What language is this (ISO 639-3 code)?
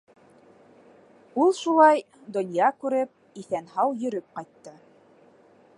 bak